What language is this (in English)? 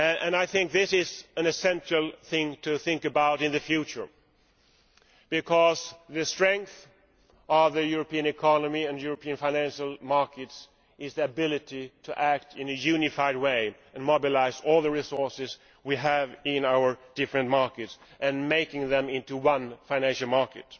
English